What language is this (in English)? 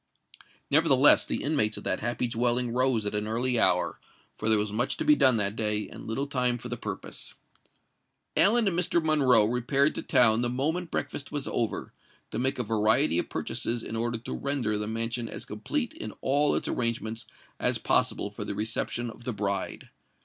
English